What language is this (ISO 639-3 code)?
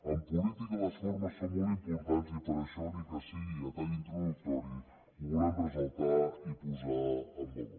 cat